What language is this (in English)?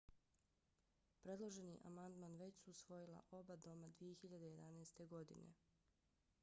Bosnian